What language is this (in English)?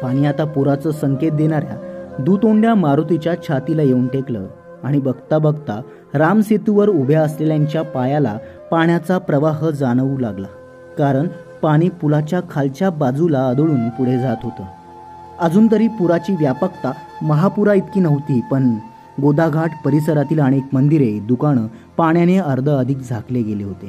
Marathi